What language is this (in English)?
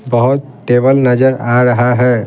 Hindi